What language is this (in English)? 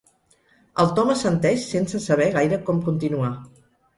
Catalan